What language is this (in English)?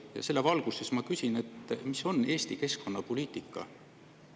Estonian